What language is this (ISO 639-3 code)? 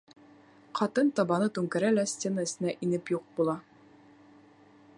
bak